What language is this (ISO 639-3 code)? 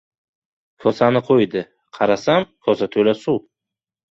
uzb